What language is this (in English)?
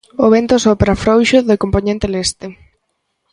Galician